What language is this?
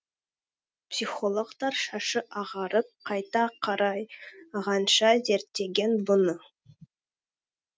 Kazakh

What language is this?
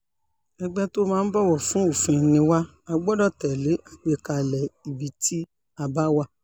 Yoruba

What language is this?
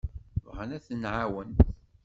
Kabyle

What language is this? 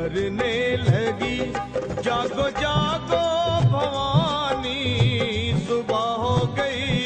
Hindi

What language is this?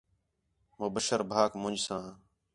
Khetrani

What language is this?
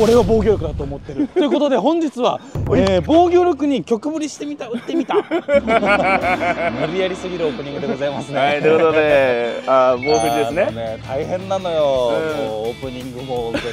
Japanese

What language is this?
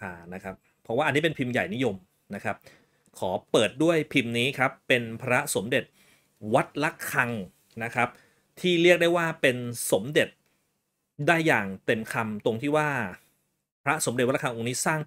Thai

